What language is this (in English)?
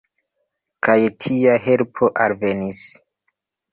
Esperanto